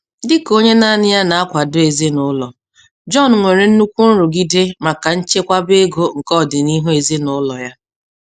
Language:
Igbo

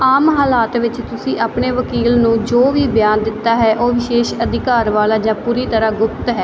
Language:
Punjabi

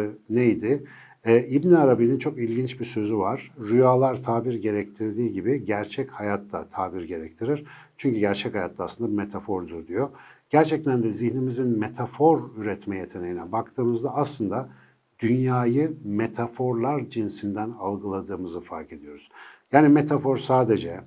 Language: Turkish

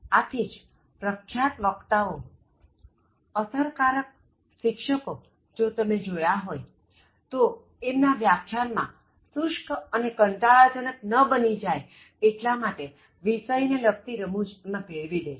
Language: Gujarati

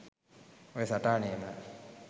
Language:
Sinhala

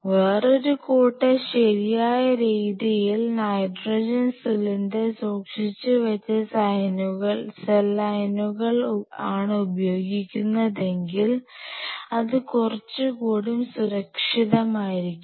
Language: Malayalam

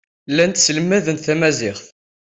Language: Kabyle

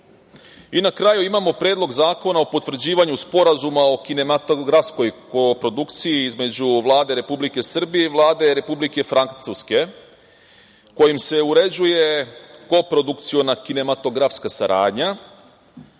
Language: Serbian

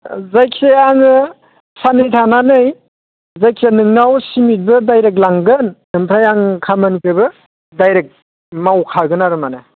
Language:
Bodo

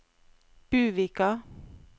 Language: Norwegian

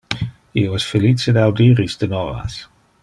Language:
Interlingua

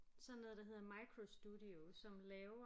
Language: Danish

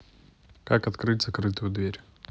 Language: Russian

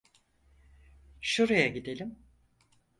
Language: Turkish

